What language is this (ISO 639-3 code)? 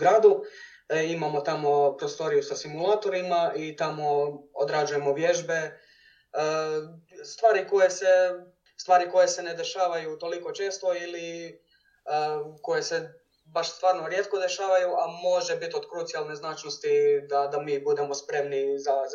hrv